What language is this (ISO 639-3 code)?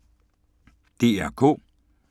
dan